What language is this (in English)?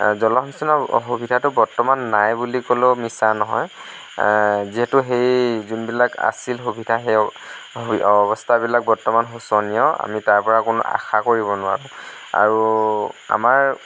Assamese